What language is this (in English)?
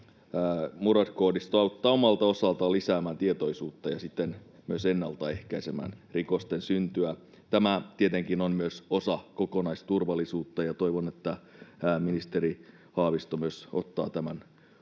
Finnish